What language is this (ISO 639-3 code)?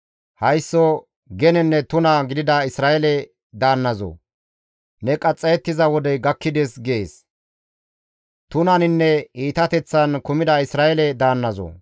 gmv